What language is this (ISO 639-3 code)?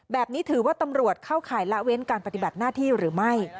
tha